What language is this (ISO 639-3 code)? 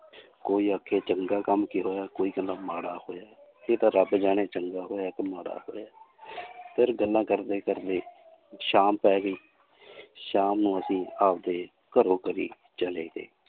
pan